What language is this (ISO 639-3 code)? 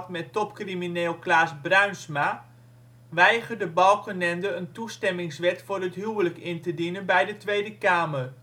nld